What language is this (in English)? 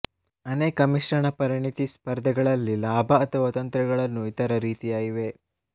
Kannada